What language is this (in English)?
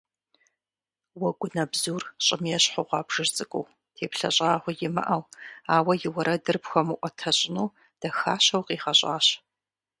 Kabardian